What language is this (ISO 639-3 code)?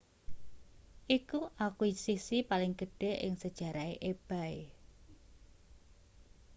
jav